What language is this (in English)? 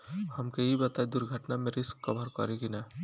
Bhojpuri